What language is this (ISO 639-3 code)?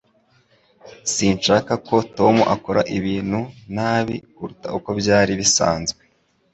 kin